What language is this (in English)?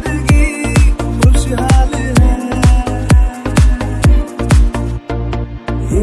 Hindi